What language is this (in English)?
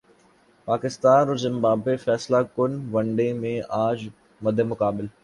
Urdu